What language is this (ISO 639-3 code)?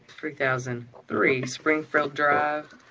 eng